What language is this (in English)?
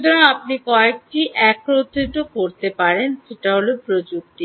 Bangla